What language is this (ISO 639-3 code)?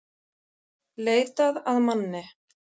isl